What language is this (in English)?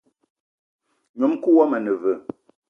Eton (Cameroon)